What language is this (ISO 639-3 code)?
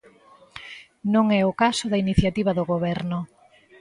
glg